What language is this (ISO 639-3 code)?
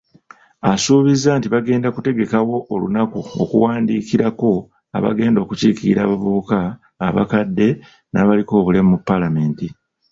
lug